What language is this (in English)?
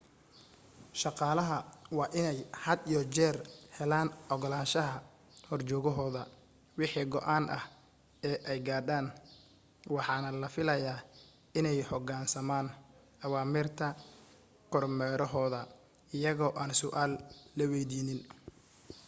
Somali